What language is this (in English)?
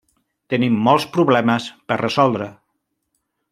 Catalan